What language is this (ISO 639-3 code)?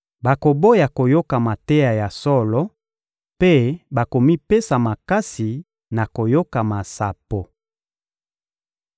lin